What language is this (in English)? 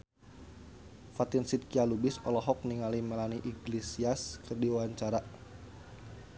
Sundanese